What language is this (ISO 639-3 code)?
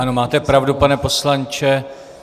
ces